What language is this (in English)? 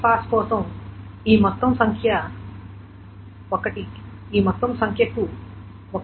Telugu